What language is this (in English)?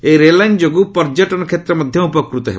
Odia